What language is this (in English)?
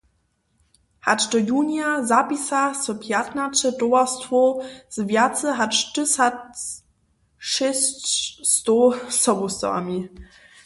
Upper Sorbian